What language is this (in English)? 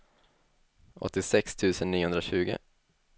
Swedish